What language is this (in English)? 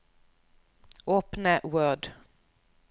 Norwegian